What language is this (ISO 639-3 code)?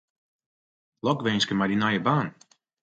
fry